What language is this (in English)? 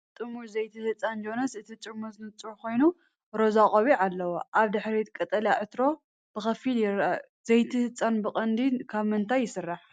Tigrinya